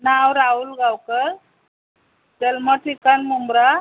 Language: Marathi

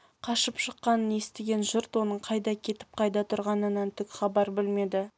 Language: Kazakh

